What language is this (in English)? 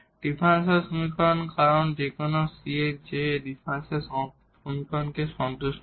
Bangla